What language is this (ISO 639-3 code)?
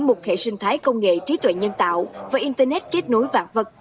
vie